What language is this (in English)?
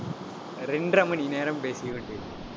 Tamil